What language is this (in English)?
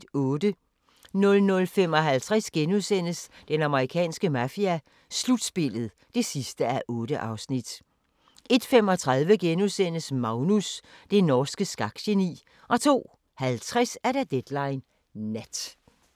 Danish